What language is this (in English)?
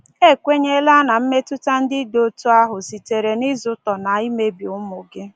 Igbo